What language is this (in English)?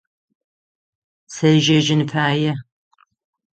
Adyghe